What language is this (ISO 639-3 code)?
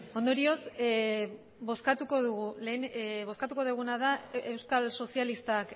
eus